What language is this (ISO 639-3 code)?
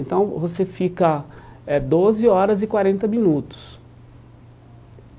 por